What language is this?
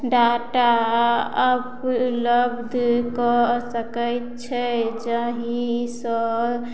Maithili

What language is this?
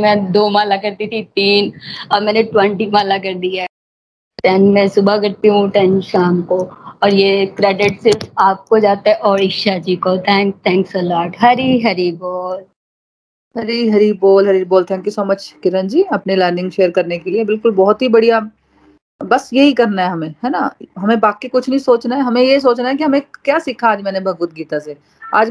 Hindi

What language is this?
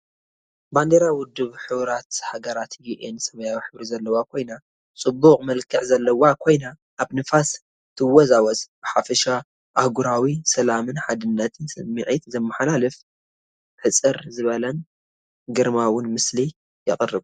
Tigrinya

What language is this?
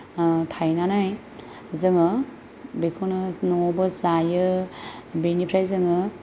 Bodo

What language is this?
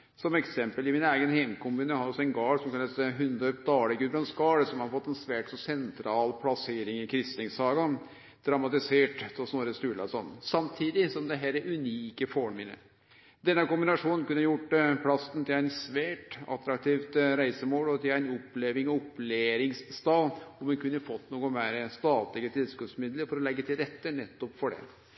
Norwegian Nynorsk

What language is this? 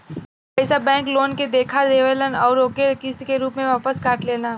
Bhojpuri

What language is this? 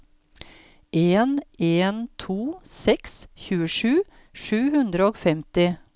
Norwegian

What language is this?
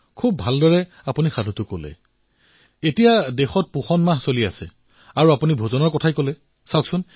Assamese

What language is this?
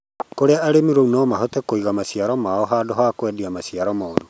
Kikuyu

